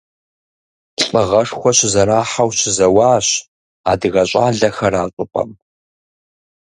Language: Kabardian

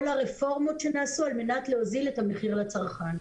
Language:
Hebrew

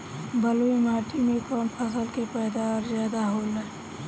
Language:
Bhojpuri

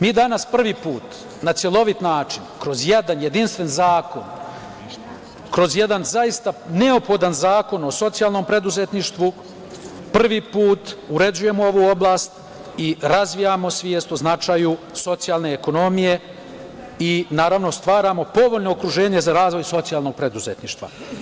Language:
Serbian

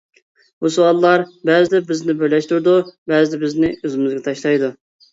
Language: Uyghur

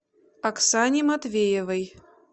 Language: Russian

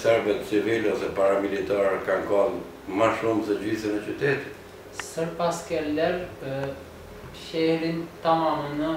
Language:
Turkish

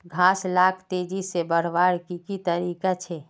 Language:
Magahi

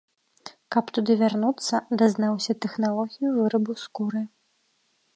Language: Belarusian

